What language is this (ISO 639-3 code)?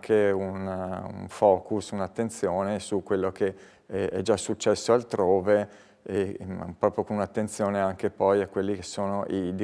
ita